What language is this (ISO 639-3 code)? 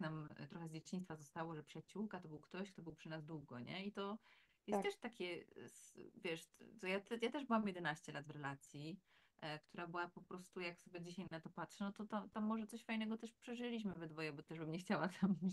pol